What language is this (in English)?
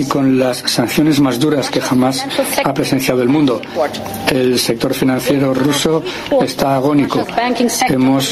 Spanish